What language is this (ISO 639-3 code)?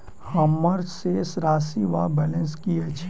mai